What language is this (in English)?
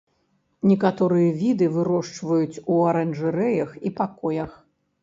Belarusian